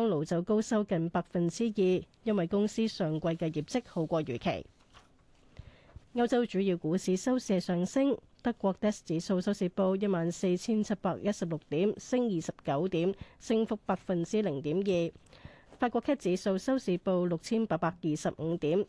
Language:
Chinese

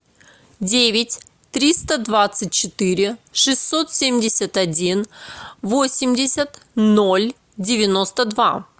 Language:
Russian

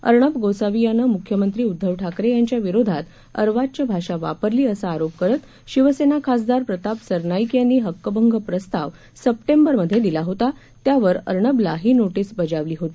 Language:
Marathi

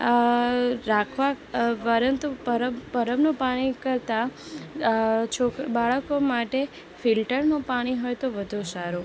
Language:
Gujarati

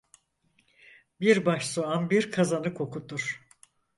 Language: Turkish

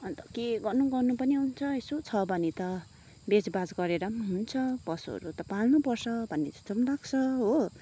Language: Nepali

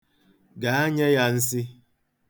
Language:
Igbo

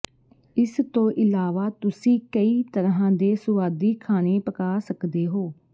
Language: Punjabi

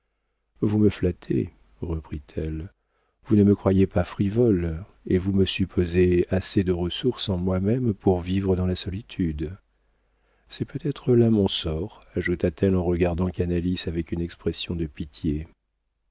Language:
French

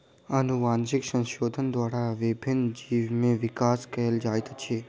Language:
Maithili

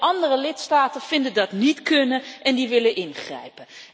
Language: Dutch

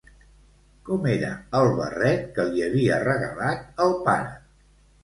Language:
Catalan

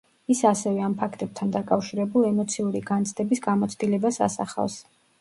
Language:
Georgian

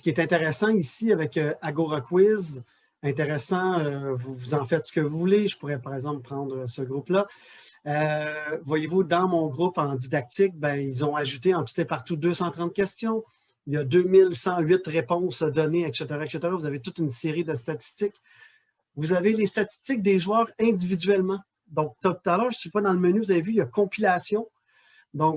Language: French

